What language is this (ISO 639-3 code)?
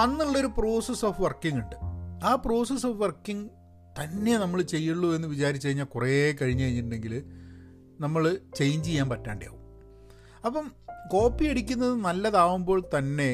mal